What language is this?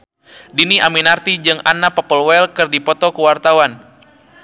Sundanese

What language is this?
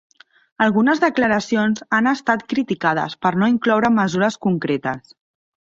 Catalan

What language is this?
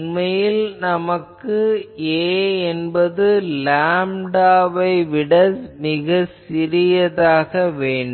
Tamil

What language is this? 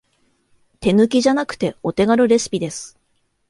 Japanese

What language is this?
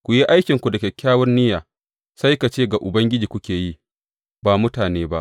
Hausa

